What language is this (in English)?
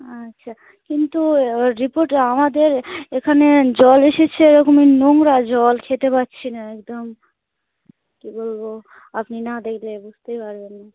Bangla